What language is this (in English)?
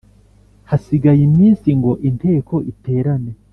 Kinyarwanda